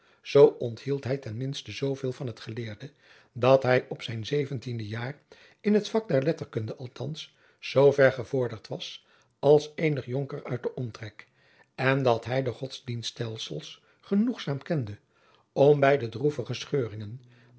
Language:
Dutch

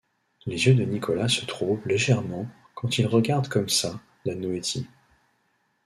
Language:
French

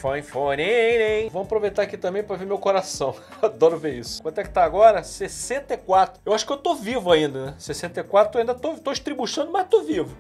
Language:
Portuguese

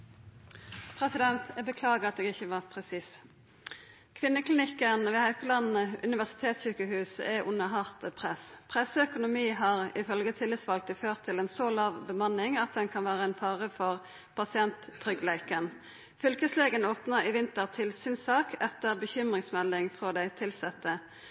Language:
Norwegian Nynorsk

